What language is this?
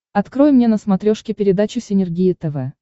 Russian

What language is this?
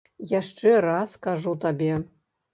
Belarusian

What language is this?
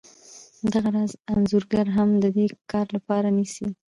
Pashto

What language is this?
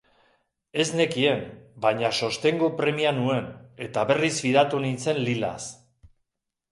Basque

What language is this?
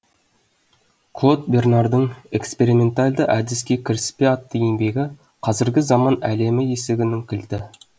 Kazakh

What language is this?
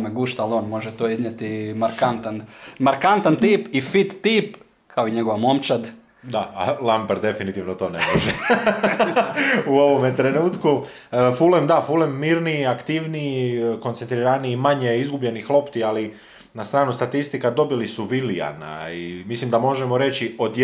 Croatian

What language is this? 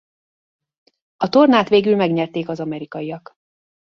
Hungarian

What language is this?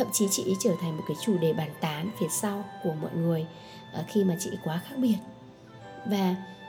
Vietnamese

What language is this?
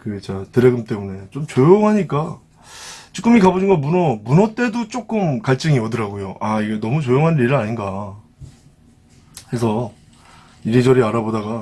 Korean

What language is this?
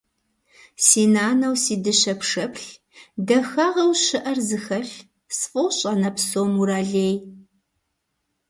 Kabardian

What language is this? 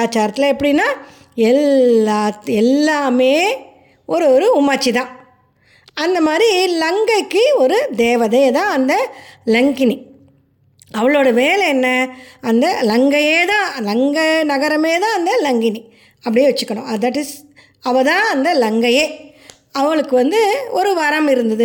Tamil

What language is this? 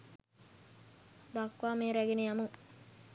Sinhala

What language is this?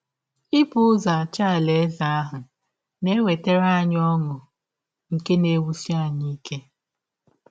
Igbo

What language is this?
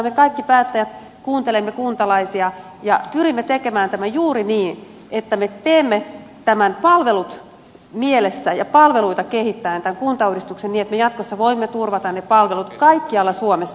Finnish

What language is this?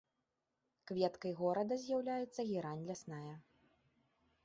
Belarusian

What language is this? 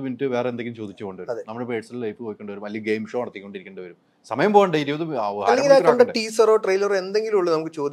Malayalam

